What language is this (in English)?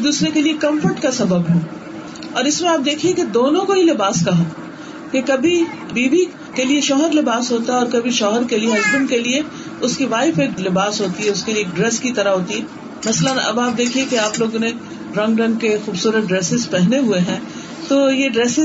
Urdu